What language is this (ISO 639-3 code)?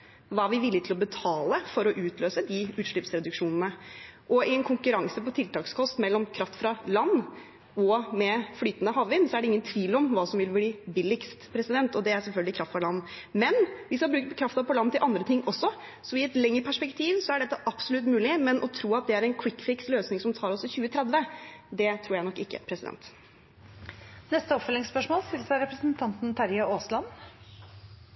nor